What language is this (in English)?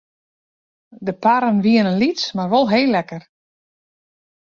Western Frisian